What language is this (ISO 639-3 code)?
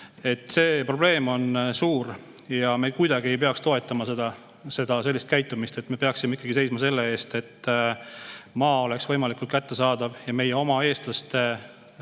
est